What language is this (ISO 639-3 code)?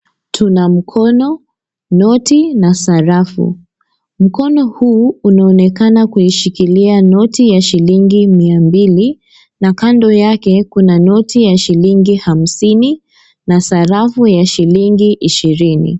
swa